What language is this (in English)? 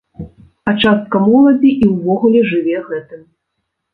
Belarusian